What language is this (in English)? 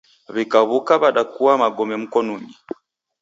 Taita